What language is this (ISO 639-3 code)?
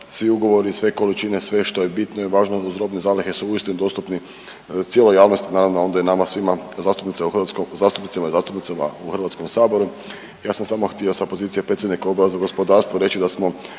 hrv